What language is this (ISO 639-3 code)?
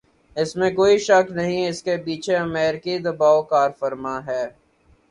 urd